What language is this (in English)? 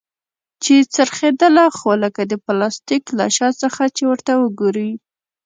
Pashto